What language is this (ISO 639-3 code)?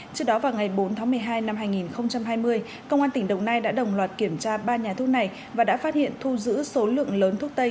vie